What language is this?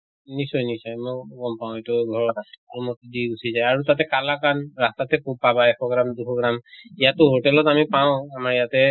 Assamese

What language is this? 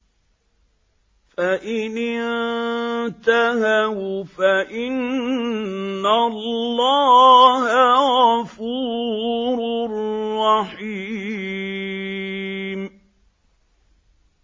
Arabic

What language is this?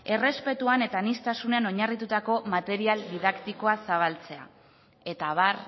Basque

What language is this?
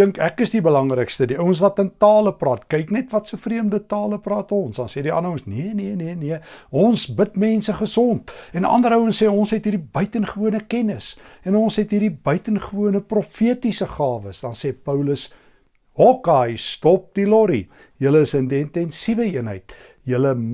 Dutch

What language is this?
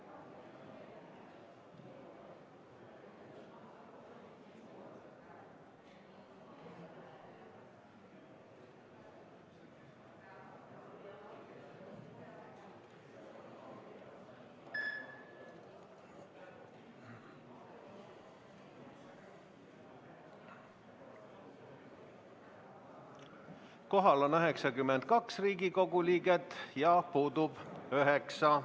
Estonian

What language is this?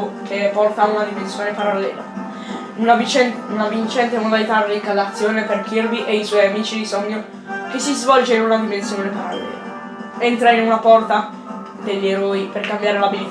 Italian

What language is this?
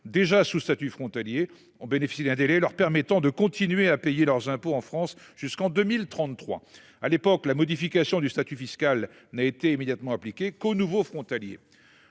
French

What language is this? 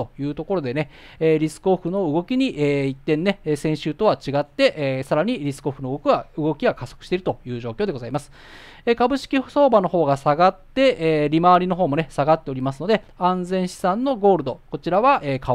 Japanese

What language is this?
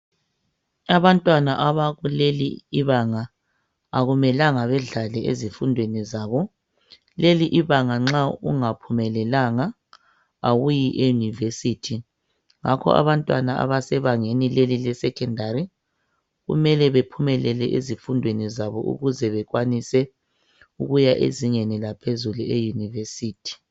North Ndebele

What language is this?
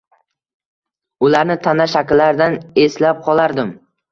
Uzbek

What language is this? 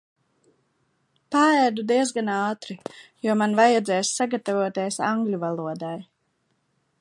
Latvian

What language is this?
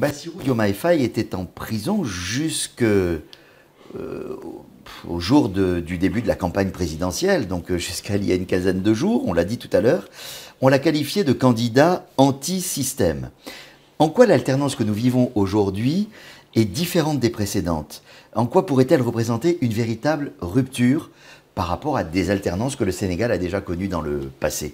French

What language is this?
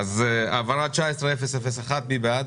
Hebrew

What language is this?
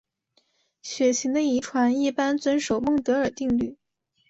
Chinese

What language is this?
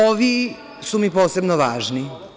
Serbian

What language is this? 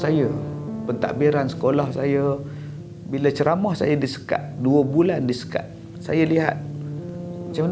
Malay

